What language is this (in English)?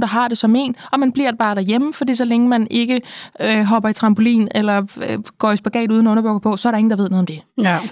Danish